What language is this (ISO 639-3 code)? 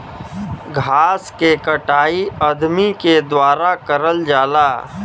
bho